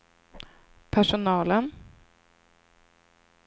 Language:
Swedish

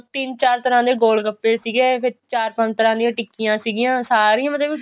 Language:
Punjabi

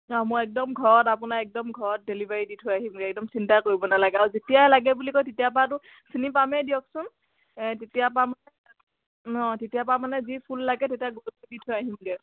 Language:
Assamese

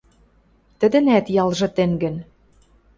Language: Western Mari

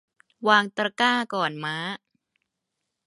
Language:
Thai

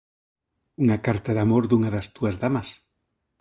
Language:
Galician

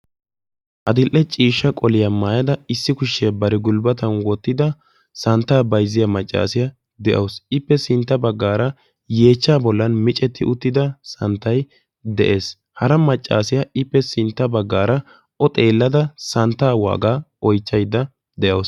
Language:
Wolaytta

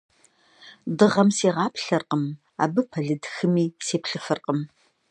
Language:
Kabardian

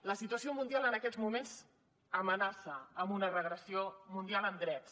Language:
Catalan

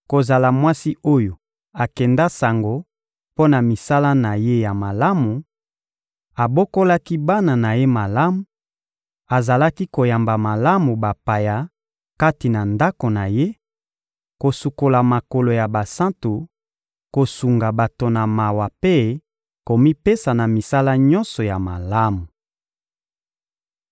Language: Lingala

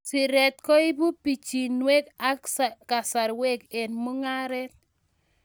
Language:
Kalenjin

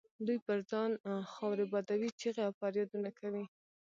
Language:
Pashto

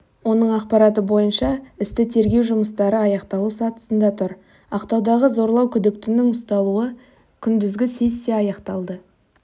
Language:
Kazakh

